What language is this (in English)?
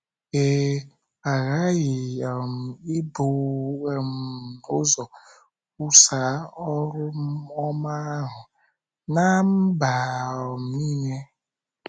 Igbo